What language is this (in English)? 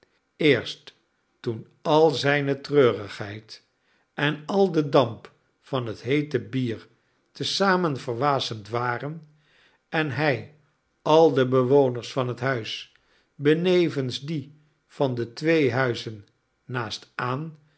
Dutch